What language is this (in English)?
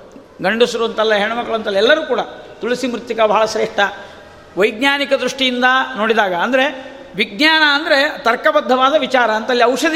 Kannada